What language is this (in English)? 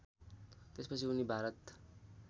Nepali